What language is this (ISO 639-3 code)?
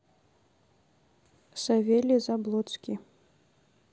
rus